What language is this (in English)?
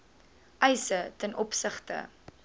Afrikaans